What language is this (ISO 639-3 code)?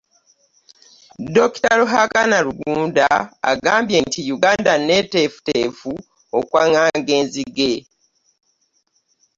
lug